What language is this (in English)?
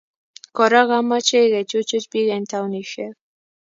Kalenjin